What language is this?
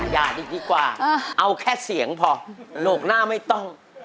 Thai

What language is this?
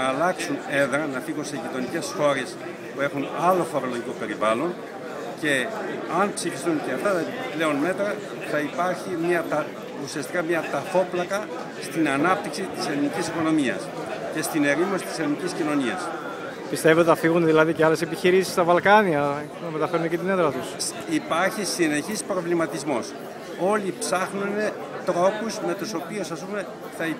Greek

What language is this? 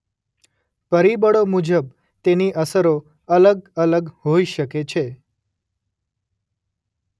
Gujarati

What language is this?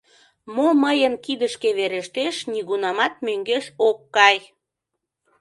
Mari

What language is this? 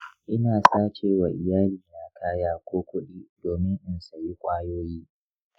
Hausa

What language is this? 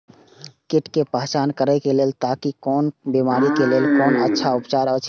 Maithili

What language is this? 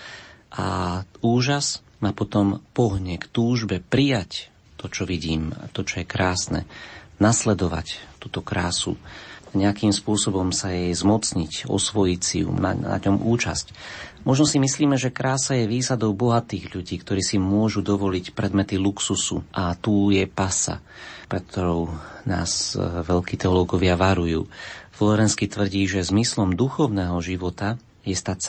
Slovak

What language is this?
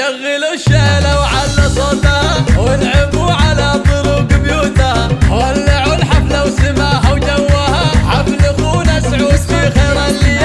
Arabic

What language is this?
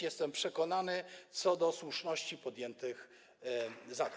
Polish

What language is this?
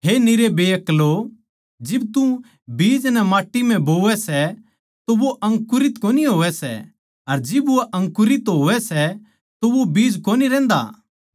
Haryanvi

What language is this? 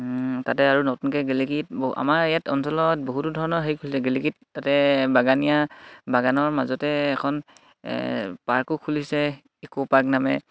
Assamese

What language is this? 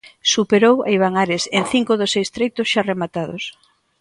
Galician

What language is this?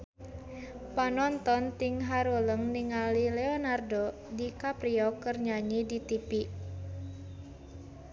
Sundanese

